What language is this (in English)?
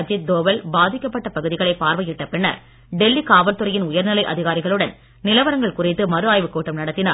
Tamil